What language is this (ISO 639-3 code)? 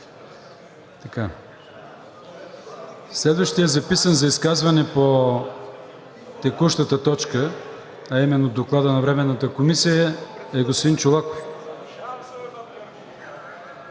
bul